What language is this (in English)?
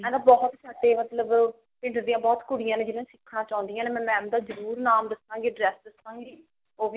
Punjabi